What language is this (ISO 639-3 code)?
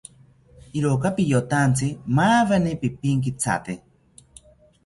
cpy